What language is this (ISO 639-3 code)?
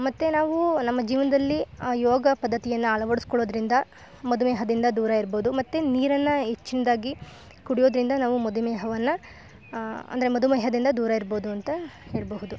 kan